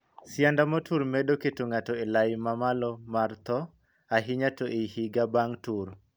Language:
Luo (Kenya and Tanzania)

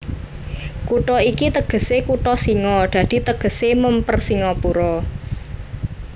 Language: Javanese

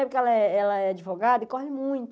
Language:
Portuguese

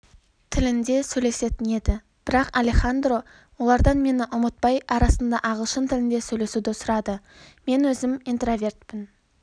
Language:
Kazakh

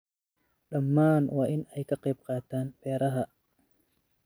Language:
Somali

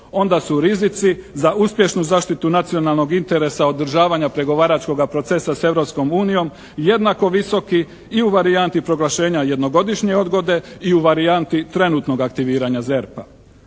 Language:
Croatian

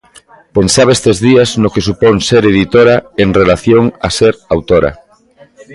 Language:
Galician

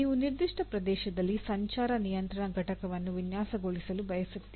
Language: Kannada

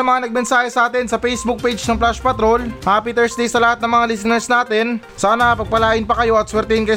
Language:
Filipino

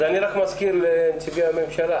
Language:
Hebrew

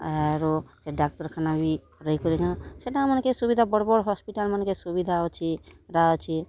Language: Odia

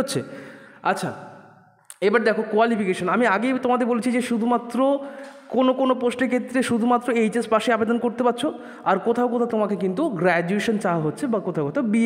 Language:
Bangla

